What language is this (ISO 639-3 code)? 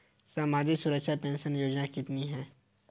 hin